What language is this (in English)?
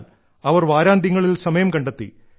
Malayalam